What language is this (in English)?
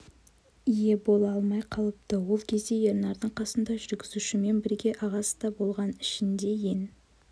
Kazakh